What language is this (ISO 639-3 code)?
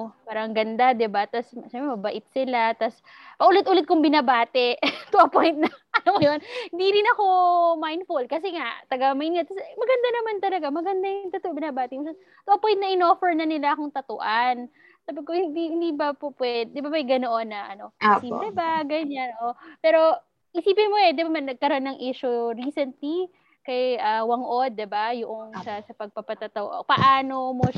fil